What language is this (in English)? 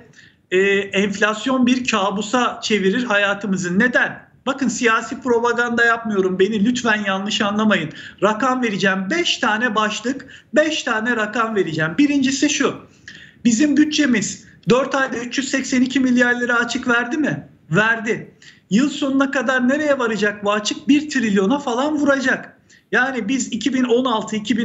Turkish